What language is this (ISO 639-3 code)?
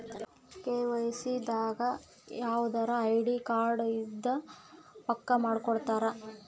kan